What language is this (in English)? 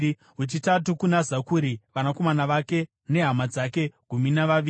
Shona